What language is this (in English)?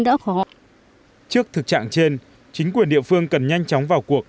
Vietnamese